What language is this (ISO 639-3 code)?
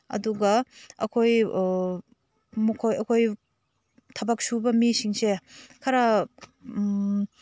mni